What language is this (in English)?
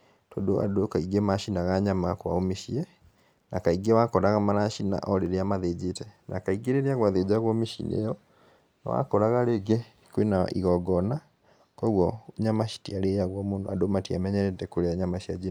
Kikuyu